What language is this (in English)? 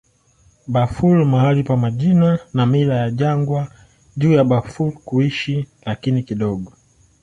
Swahili